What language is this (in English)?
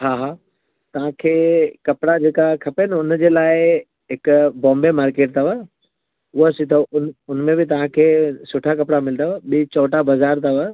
Sindhi